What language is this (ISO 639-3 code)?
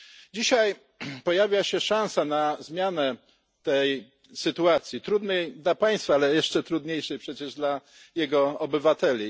pol